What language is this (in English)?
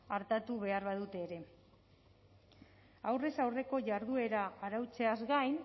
Basque